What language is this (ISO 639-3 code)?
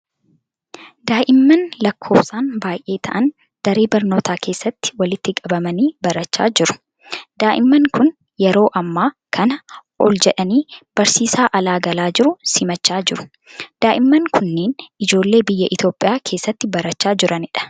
orm